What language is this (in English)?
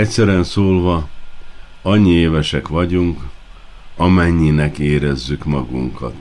Hungarian